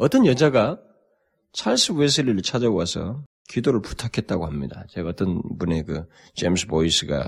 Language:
Korean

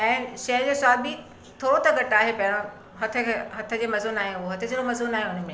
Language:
Sindhi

